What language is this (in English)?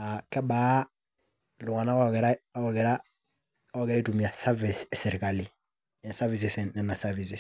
Masai